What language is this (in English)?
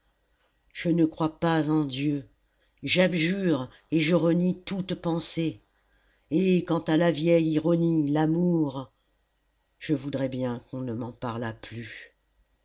French